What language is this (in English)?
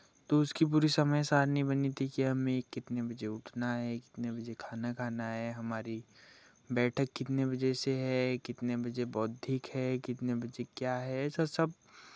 Hindi